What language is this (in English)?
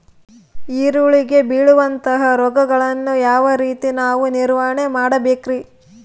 Kannada